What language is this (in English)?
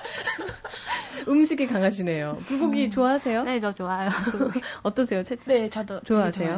Korean